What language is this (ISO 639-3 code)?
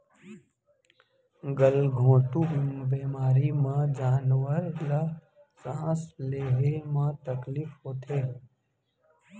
hne